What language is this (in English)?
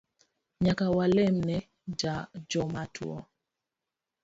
Luo (Kenya and Tanzania)